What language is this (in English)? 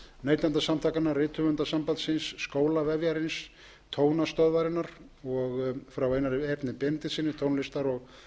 Icelandic